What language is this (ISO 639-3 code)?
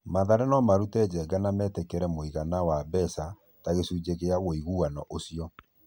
kik